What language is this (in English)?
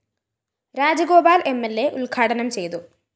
Malayalam